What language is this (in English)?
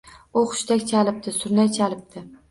Uzbek